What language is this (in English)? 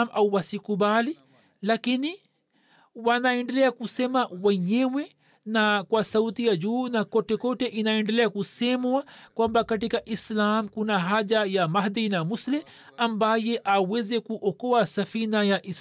Swahili